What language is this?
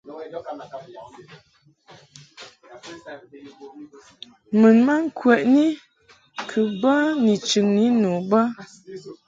Mungaka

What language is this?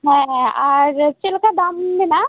Santali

